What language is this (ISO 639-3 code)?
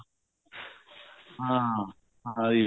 pan